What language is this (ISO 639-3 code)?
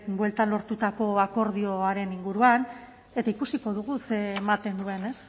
eus